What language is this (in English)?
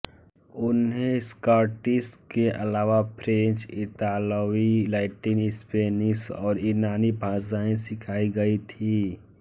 Hindi